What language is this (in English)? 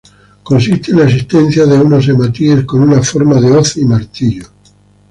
Spanish